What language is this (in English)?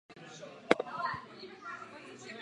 Czech